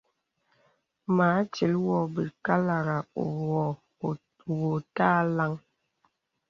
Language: Bebele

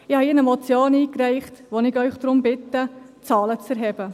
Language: Swiss German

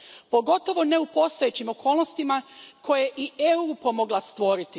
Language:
Croatian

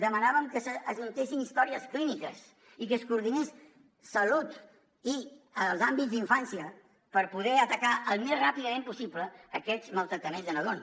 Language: Catalan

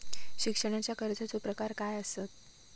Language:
Marathi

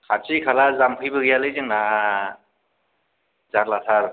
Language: Bodo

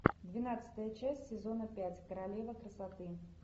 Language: Russian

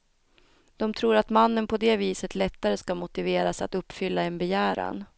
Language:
Swedish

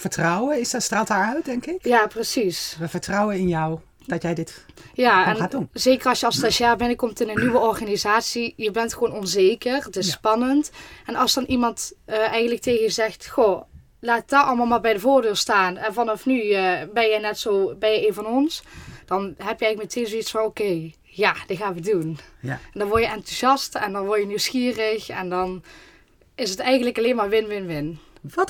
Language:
Dutch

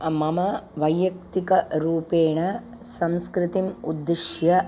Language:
Sanskrit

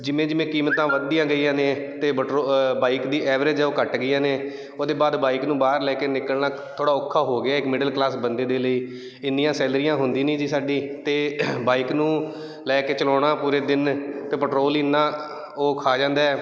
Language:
Punjabi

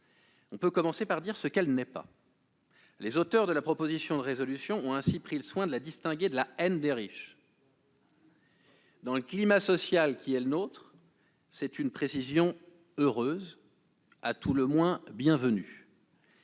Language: French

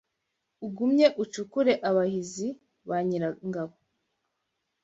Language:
Kinyarwanda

